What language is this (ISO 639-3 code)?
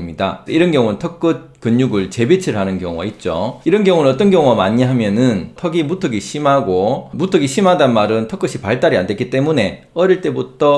kor